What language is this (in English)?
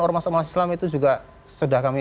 Indonesian